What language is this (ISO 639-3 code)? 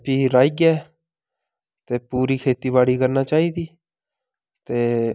doi